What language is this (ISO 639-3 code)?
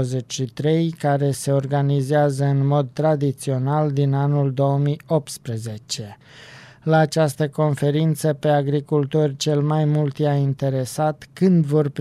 ron